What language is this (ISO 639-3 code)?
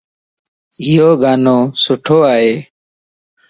lss